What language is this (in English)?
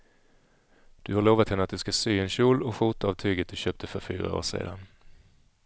Swedish